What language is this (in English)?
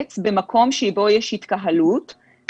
Hebrew